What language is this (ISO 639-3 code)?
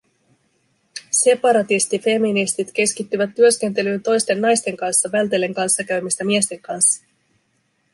fin